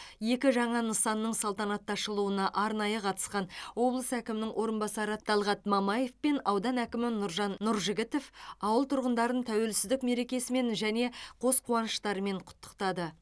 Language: Kazakh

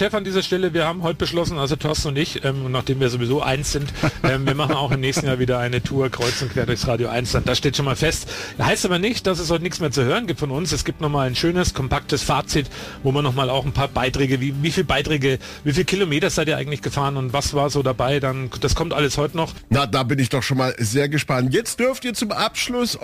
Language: German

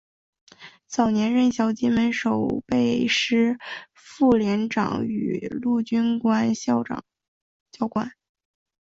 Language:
Chinese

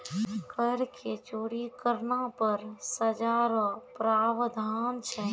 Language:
Maithili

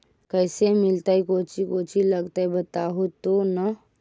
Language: Magahi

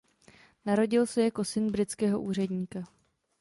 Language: Czech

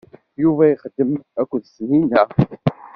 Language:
Kabyle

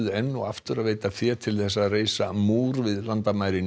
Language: Icelandic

